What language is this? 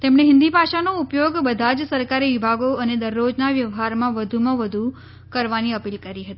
Gujarati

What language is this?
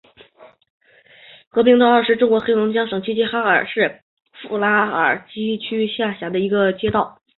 Chinese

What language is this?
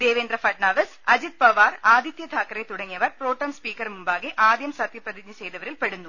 Malayalam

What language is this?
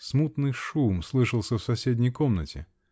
Russian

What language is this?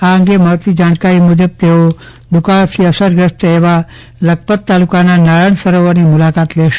Gujarati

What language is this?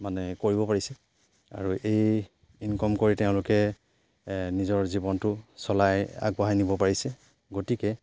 Assamese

